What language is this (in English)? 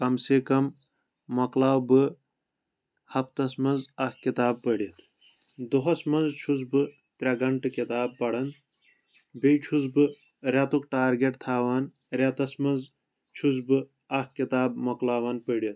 Kashmiri